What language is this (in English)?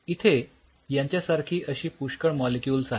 Marathi